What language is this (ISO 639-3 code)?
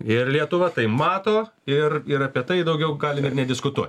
lit